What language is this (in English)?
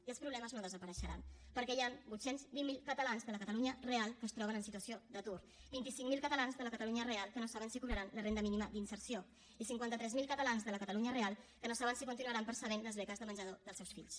Catalan